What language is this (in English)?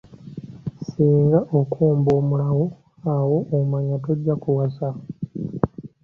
Ganda